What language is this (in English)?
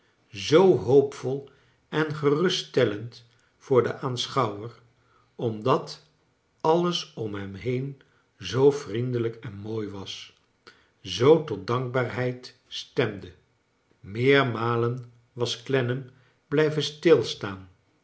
Dutch